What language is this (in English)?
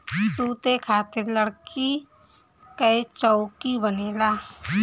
Bhojpuri